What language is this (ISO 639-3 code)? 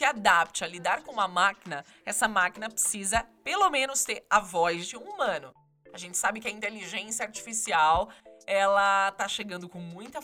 por